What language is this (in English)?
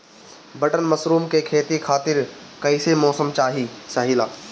Bhojpuri